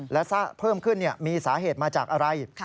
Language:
Thai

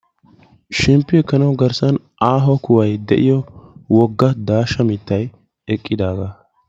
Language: Wolaytta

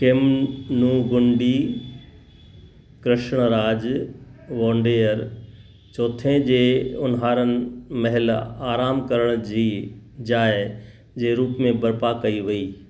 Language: Sindhi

